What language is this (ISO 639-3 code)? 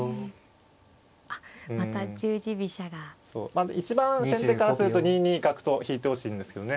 jpn